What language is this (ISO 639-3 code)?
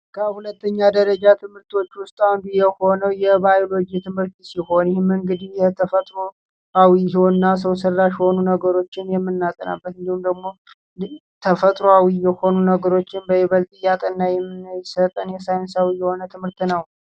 amh